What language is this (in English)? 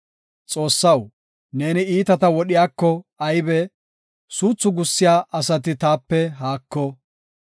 Gofa